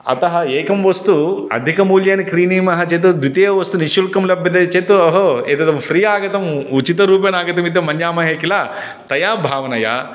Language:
Sanskrit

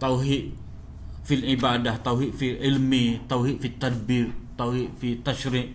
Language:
Malay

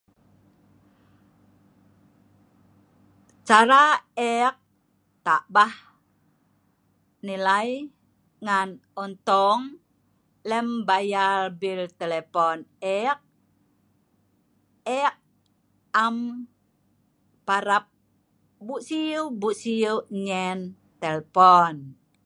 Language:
Sa'ban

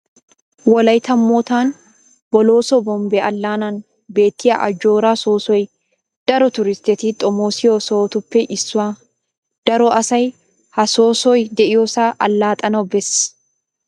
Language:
Wolaytta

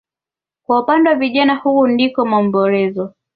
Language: Swahili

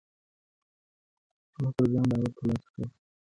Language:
Pashto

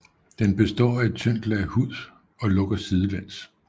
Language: Danish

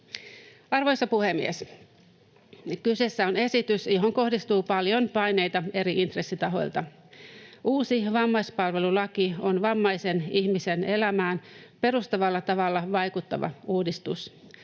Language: Finnish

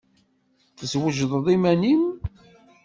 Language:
Kabyle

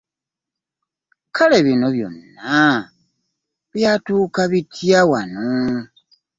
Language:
Ganda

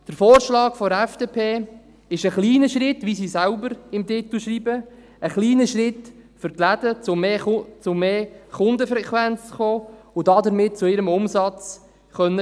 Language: Swiss German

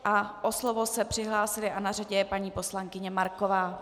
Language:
Czech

